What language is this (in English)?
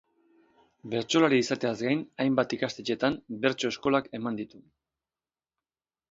Basque